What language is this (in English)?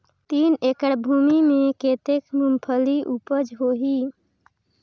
Chhattisgarhi